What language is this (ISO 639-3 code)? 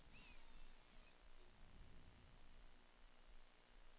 swe